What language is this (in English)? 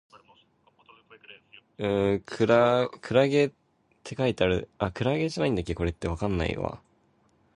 Cantonese